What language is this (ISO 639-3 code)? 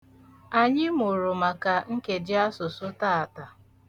ibo